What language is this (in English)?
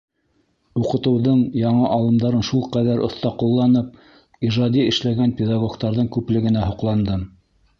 Bashkir